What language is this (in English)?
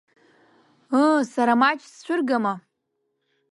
Abkhazian